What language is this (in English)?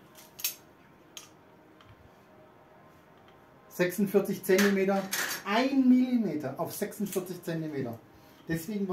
German